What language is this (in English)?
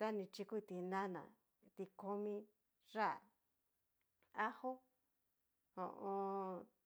Cacaloxtepec Mixtec